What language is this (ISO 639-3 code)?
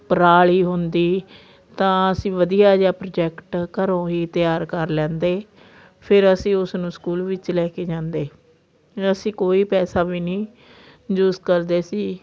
pan